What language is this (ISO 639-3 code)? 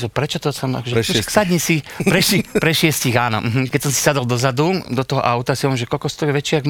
slk